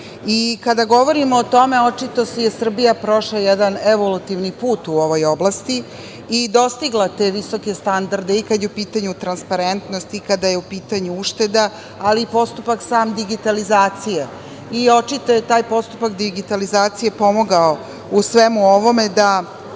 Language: Serbian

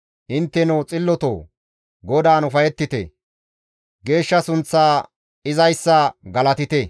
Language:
Gamo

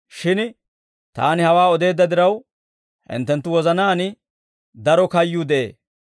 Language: Dawro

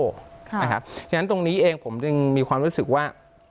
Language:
Thai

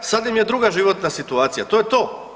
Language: Croatian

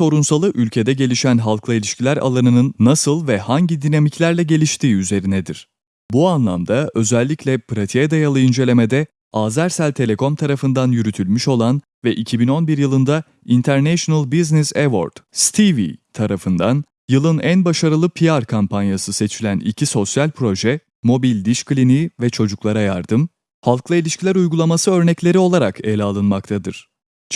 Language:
Turkish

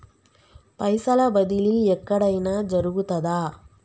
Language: Telugu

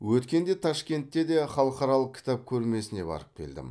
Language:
Kazakh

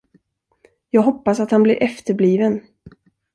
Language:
Swedish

